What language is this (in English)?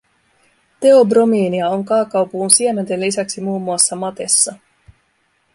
Finnish